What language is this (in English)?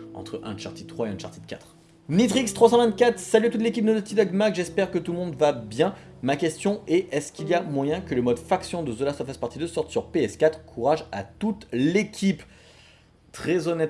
French